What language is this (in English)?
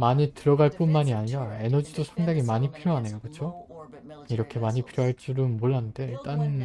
Korean